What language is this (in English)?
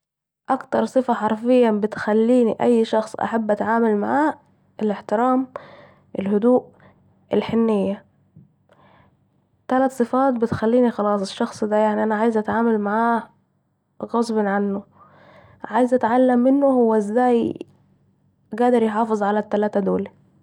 Saidi Arabic